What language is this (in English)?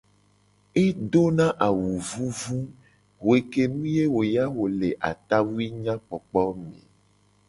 Gen